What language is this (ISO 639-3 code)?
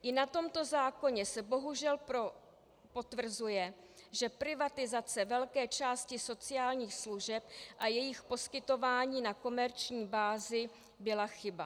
ces